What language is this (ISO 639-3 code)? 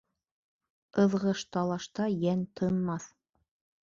bak